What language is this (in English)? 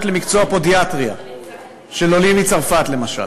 Hebrew